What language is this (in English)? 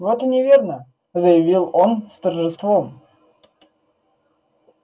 Russian